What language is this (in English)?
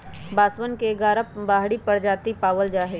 Magahi